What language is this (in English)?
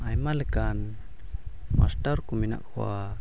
Santali